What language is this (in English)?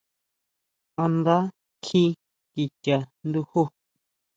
Huautla Mazatec